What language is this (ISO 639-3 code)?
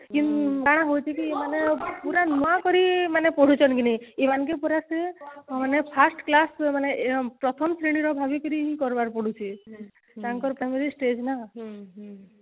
ori